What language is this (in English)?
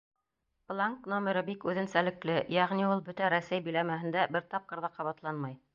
Bashkir